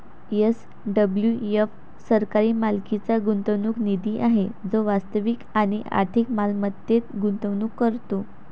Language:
Marathi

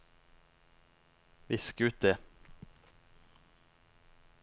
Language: Norwegian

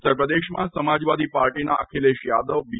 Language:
Gujarati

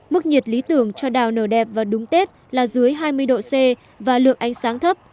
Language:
Vietnamese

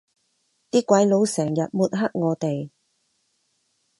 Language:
Cantonese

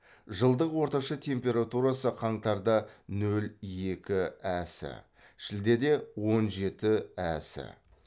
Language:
Kazakh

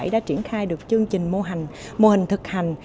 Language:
Vietnamese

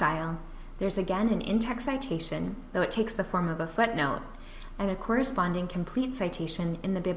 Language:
English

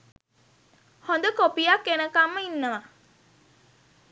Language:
Sinhala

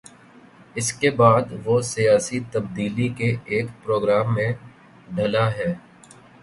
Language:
Urdu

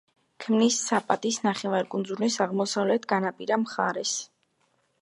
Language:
Georgian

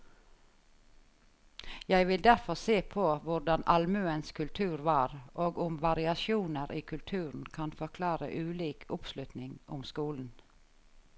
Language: Norwegian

